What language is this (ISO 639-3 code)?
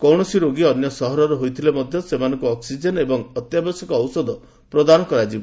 ori